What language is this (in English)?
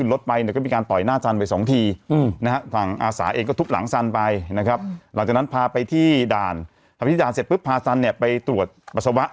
Thai